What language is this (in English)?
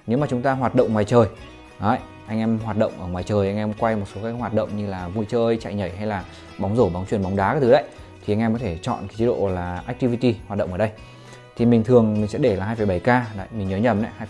Vietnamese